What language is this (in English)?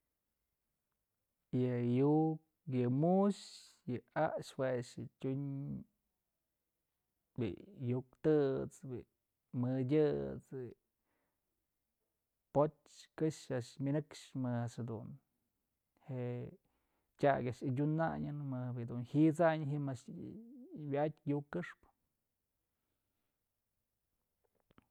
Mazatlán Mixe